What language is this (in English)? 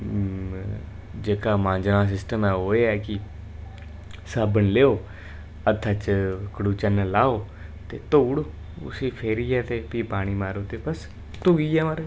Dogri